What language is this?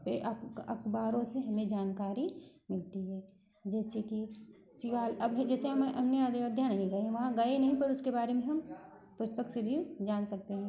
Hindi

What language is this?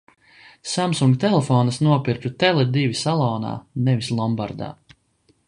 Latvian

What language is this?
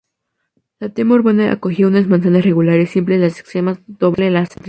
Spanish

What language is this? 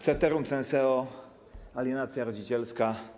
Polish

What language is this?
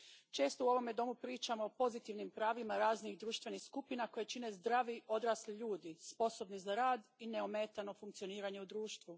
Croatian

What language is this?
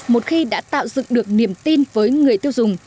Vietnamese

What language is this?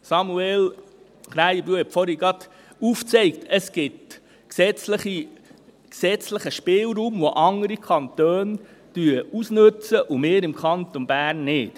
Swiss German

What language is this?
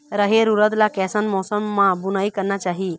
Chhattisgarhi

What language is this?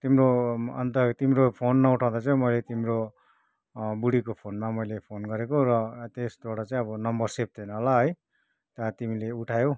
Nepali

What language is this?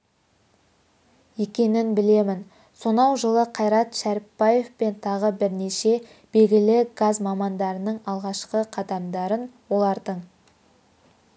Kazakh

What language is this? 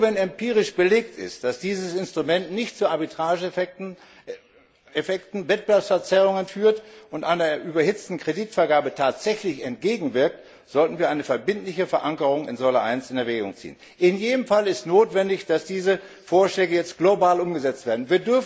German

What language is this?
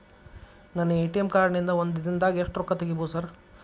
Kannada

